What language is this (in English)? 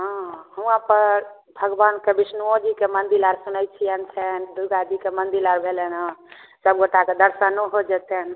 Maithili